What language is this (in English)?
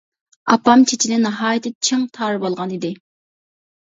Uyghur